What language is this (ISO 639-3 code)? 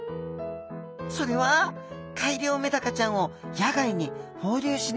jpn